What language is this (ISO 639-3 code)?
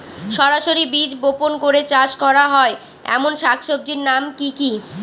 ben